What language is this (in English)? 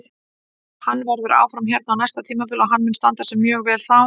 Icelandic